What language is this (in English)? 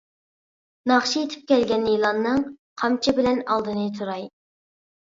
Uyghur